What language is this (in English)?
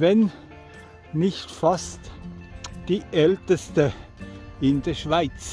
German